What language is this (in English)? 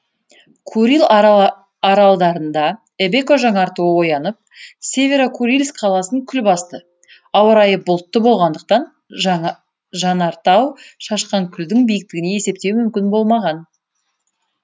Kazakh